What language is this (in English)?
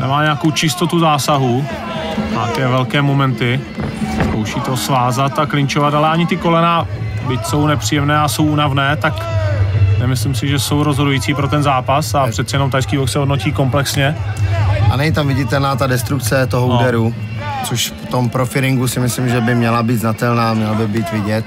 Czech